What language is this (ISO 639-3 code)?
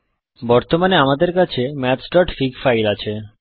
ben